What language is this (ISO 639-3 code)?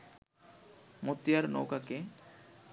ben